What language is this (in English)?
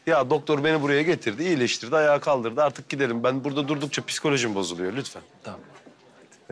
Turkish